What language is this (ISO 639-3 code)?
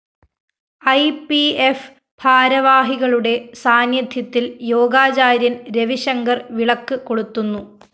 mal